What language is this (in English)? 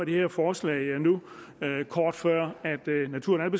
Danish